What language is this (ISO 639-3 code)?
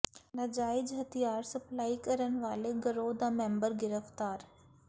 pan